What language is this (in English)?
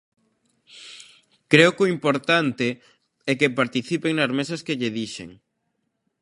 Galician